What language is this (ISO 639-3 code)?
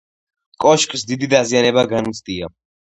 kat